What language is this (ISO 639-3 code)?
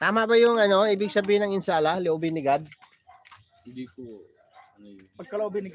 fil